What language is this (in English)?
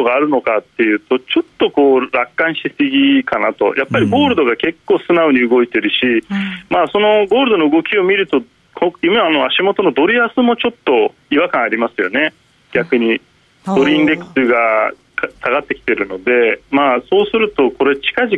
Japanese